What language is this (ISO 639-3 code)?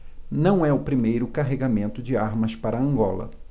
por